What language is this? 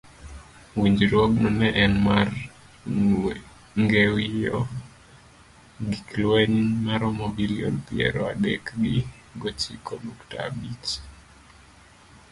Luo (Kenya and Tanzania)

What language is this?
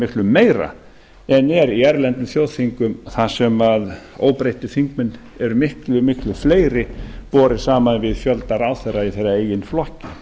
Icelandic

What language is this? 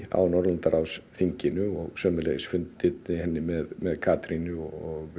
Icelandic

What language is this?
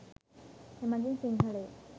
Sinhala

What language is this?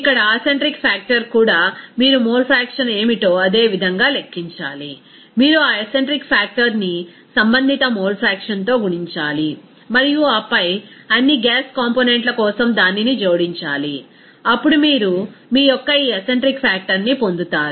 Telugu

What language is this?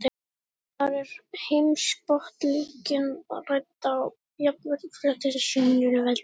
Icelandic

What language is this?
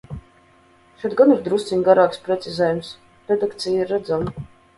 Latvian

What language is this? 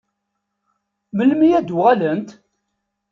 Kabyle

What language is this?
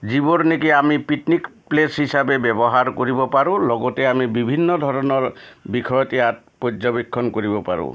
Assamese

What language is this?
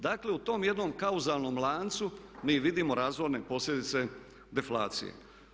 Croatian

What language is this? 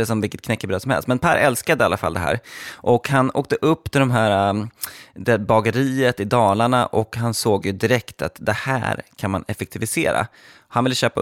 Swedish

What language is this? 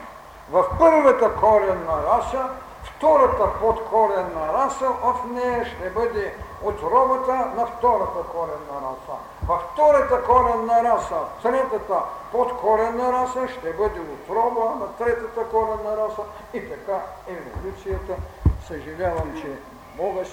Bulgarian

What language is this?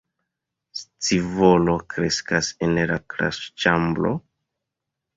Esperanto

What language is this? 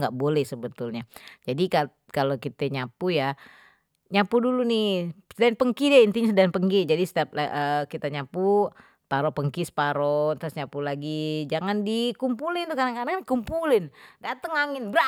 Betawi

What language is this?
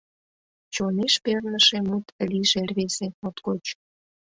Mari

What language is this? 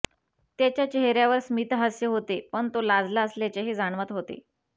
Marathi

